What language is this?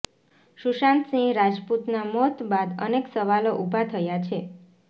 Gujarati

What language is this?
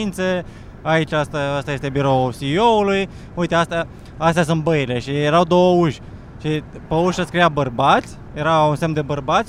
Romanian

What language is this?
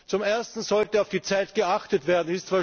German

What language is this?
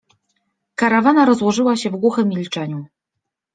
Polish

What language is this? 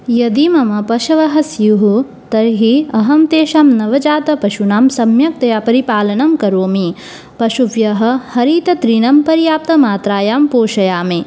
Sanskrit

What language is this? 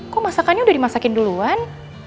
Indonesian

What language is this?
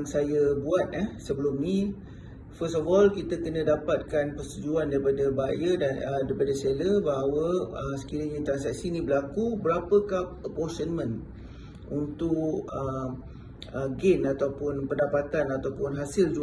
Malay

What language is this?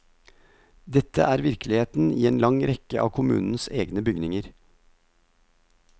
Norwegian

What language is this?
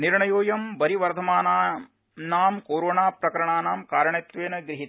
Sanskrit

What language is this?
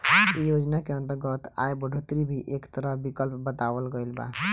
Bhojpuri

